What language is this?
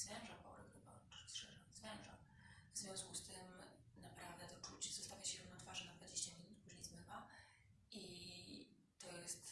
Polish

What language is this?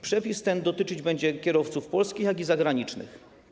Polish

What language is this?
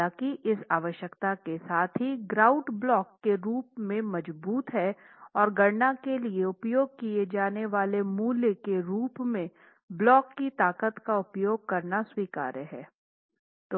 Hindi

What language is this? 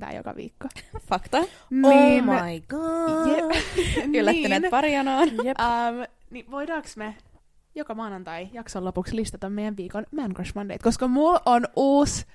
Finnish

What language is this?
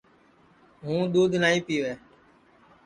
Sansi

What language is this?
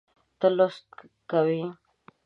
Pashto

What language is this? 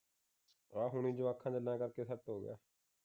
Punjabi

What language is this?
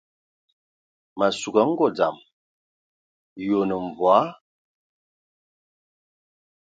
Ewondo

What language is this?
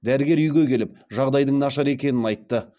Kazakh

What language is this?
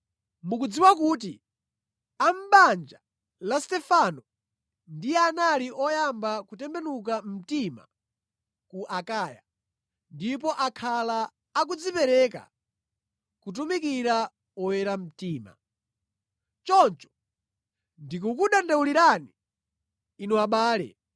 Nyanja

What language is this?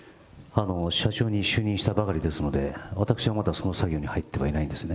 Japanese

